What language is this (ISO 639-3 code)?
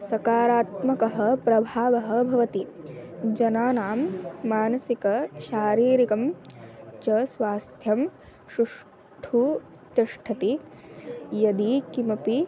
san